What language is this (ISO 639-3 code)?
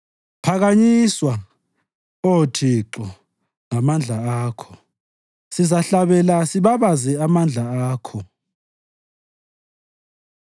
nde